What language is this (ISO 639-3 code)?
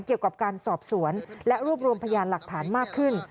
tha